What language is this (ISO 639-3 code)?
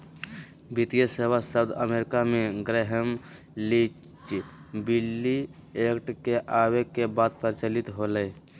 mag